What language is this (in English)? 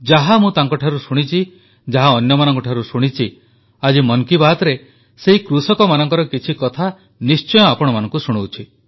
Odia